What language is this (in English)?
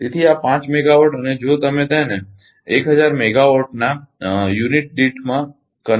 Gujarati